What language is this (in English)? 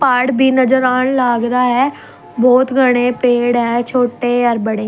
Haryanvi